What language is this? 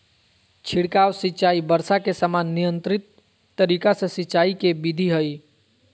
Magahi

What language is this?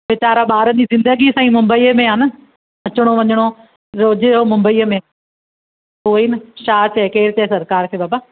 Sindhi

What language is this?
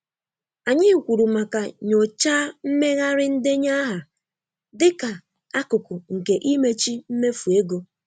Igbo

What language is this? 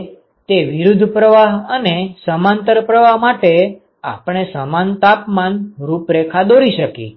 Gujarati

